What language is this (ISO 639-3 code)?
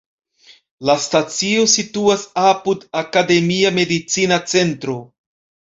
epo